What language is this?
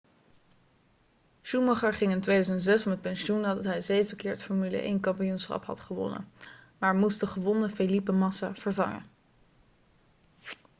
Dutch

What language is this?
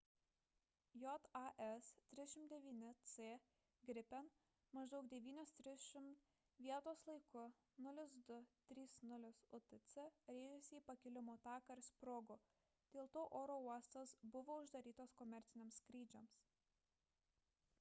Lithuanian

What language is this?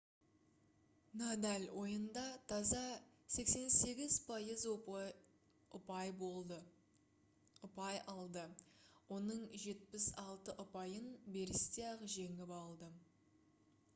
Kazakh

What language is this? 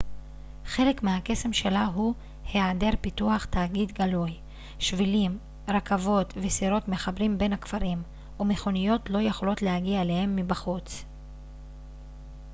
Hebrew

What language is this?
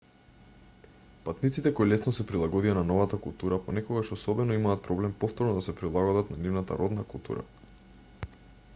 Macedonian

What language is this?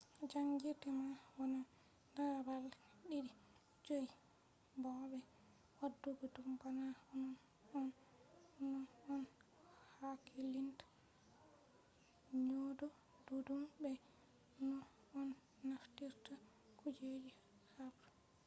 Fula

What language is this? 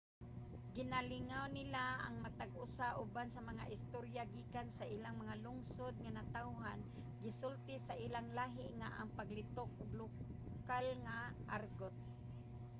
Cebuano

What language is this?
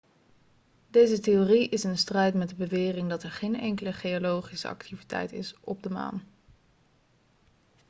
Dutch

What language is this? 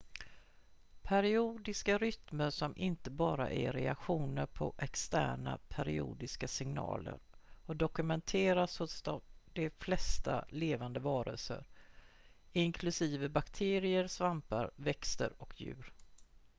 Swedish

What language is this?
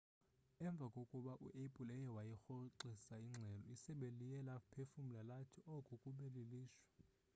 Xhosa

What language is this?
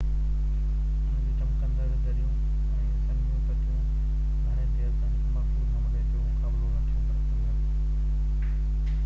Sindhi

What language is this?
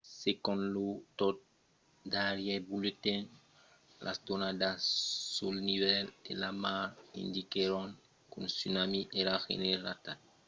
Occitan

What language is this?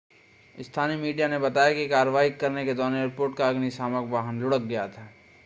Hindi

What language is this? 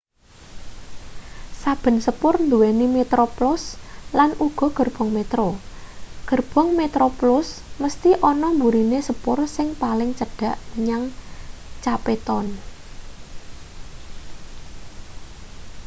Javanese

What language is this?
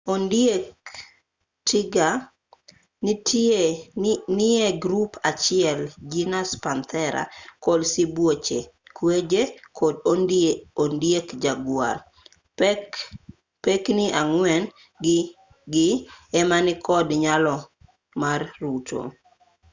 Luo (Kenya and Tanzania)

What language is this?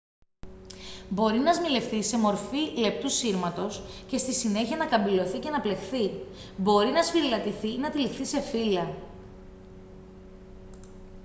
Greek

